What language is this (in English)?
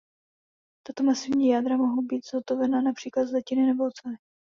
Czech